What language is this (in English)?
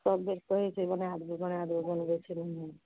Maithili